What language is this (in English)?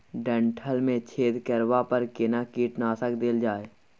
Maithili